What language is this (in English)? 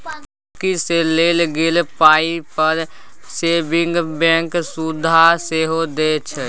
Maithili